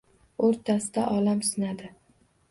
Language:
Uzbek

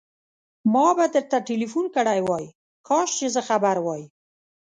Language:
Pashto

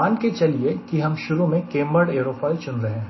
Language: Hindi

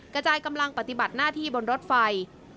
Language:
Thai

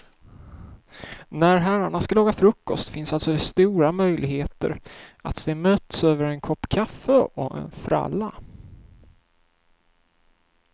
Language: Swedish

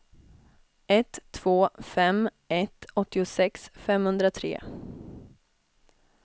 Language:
Swedish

